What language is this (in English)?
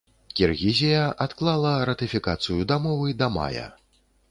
Belarusian